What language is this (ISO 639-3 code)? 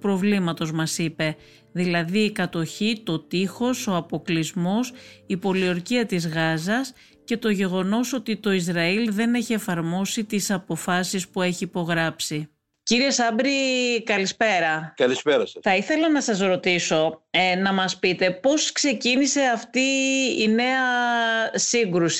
ell